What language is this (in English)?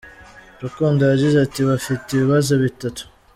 Kinyarwanda